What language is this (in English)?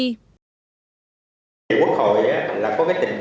Vietnamese